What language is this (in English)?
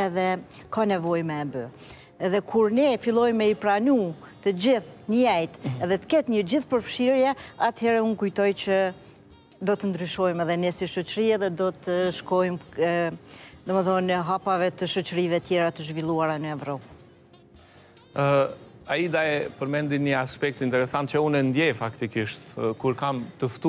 Romanian